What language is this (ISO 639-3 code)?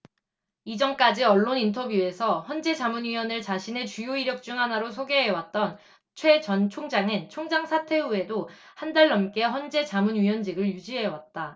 kor